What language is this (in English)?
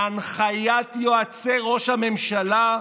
Hebrew